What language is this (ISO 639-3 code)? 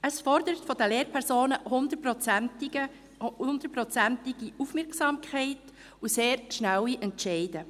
gsw